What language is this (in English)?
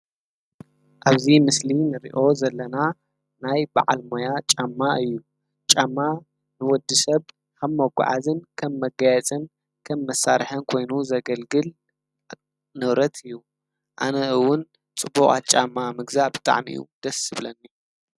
Tigrinya